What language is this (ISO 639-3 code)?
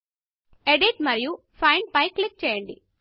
tel